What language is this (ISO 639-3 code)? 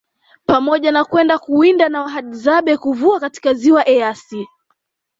swa